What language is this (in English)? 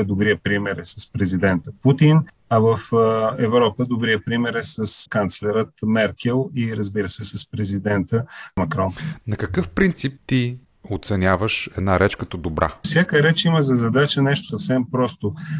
Bulgarian